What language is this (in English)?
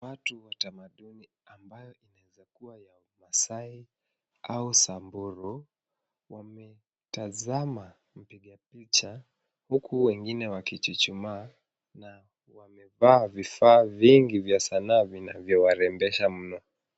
Swahili